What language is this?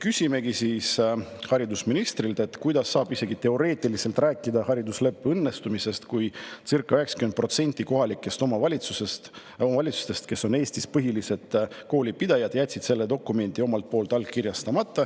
Estonian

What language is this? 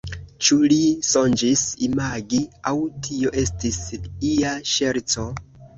Esperanto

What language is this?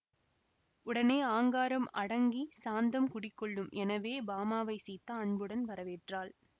Tamil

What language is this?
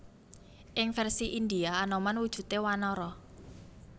Javanese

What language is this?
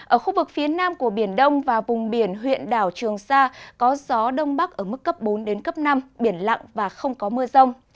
Vietnamese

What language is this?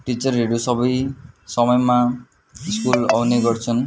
Nepali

